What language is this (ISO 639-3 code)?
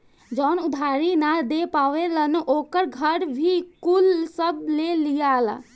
bho